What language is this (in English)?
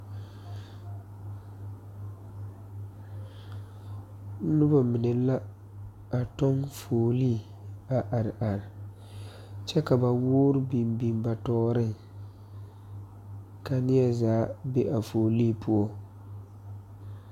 Southern Dagaare